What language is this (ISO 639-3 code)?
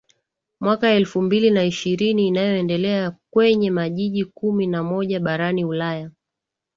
swa